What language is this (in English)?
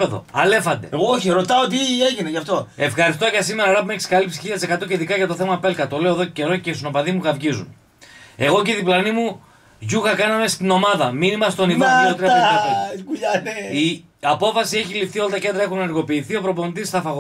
Greek